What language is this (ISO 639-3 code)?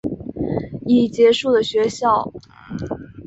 zho